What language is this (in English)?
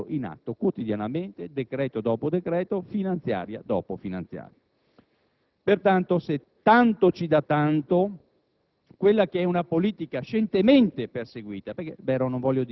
Italian